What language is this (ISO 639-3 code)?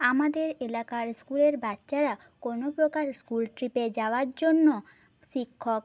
ben